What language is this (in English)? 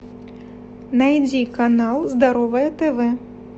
Russian